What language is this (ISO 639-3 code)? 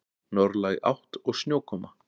isl